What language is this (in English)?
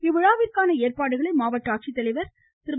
Tamil